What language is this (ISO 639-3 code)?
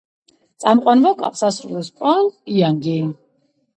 kat